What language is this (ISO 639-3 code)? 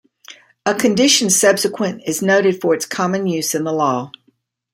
eng